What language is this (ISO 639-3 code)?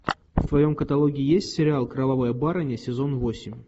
rus